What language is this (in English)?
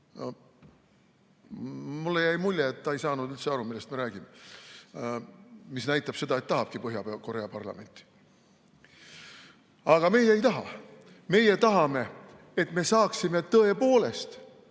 Estonian